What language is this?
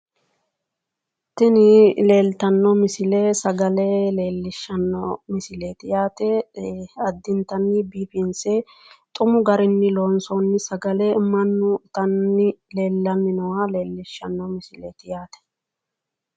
Sidamo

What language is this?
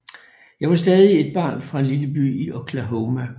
Danish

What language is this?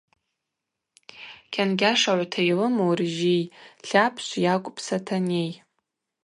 Abaza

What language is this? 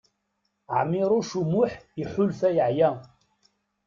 Kabyle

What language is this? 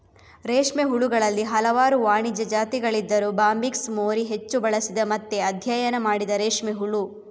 Kannada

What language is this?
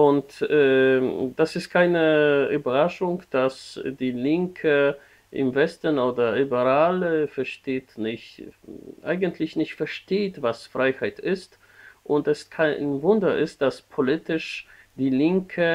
German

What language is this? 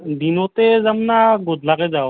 Assamese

